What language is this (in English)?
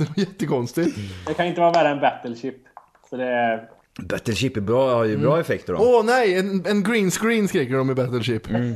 Swedish